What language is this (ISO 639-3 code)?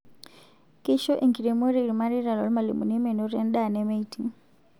mas